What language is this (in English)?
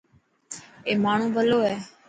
Dhatki